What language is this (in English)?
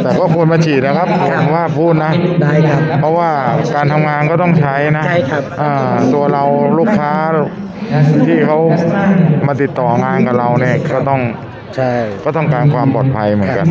Thai